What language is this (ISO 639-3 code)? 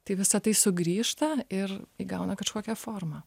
lit